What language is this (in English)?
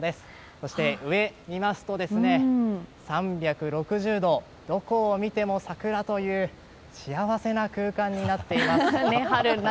Japanese